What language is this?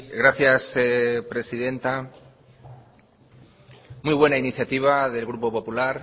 Spanish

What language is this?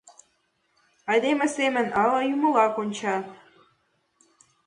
Mari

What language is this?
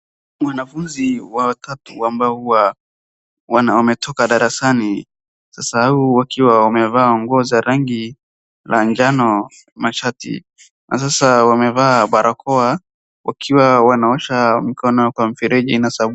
Swahili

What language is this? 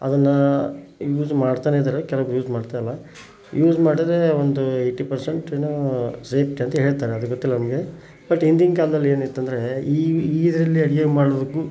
Kannada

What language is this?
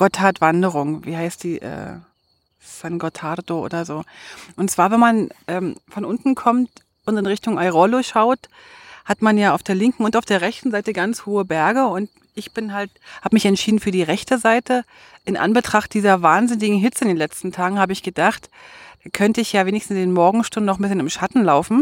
German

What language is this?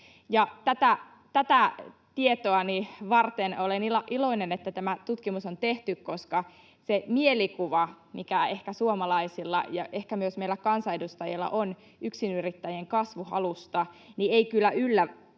Finnish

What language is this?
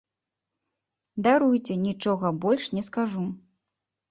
Belarusian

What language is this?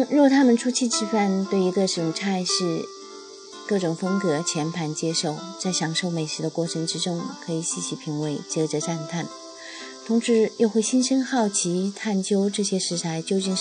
Chinese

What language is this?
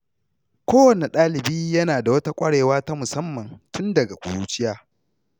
Hausa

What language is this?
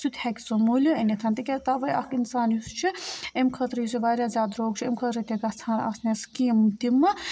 Kashmiri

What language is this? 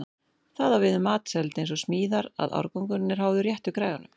Icelandic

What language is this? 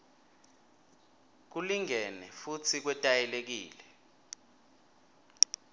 Swati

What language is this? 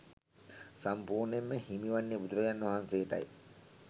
Sinhala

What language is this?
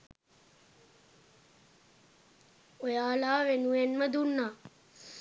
Sinhala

